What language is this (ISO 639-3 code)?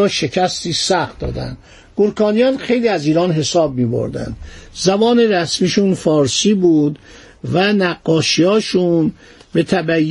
fas